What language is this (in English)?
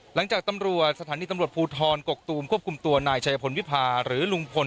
Thai